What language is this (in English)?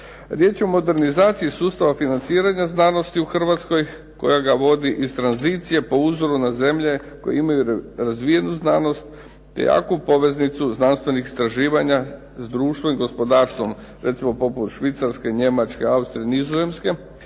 Croatian